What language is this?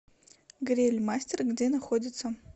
Russian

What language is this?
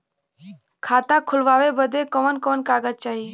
Bhojpuri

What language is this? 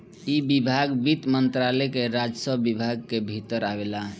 Bhojpuri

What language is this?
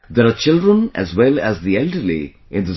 English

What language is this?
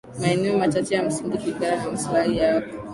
Swahili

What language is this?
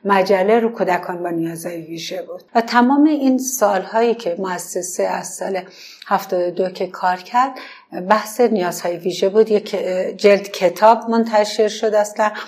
Persian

